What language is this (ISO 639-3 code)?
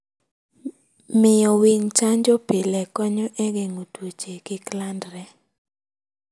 luo